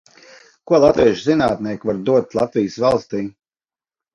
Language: Latvian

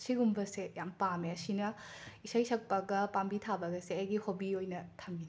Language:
Manipuri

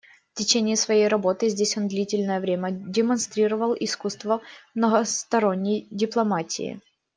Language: Russian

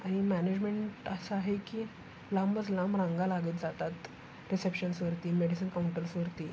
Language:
Marathi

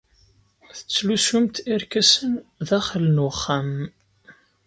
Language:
Kabyle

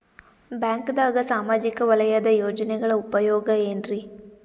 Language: Kannada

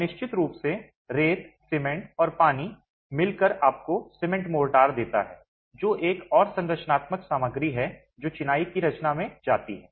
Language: Hindi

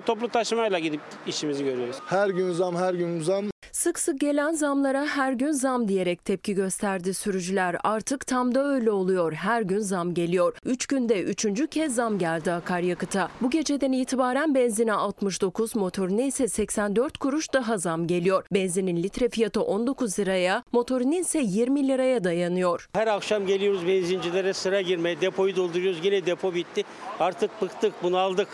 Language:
Turkish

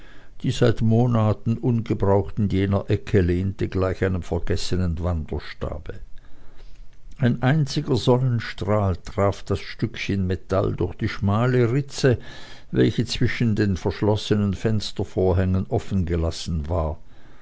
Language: German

